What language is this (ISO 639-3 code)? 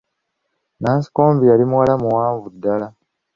lug